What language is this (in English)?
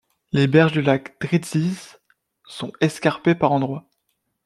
French